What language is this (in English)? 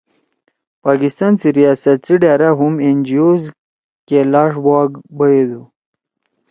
Torwali